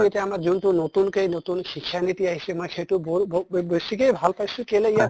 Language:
Assamese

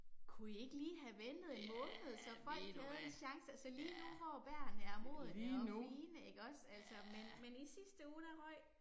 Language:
Danish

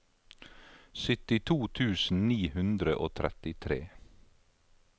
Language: Norwegian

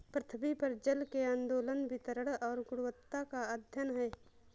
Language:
Hindi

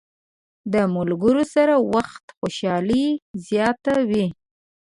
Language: Pashto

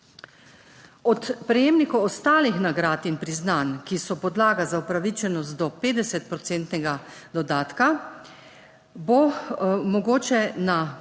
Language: Slovenian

